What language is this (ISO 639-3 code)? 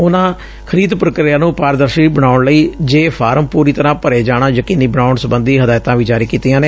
pan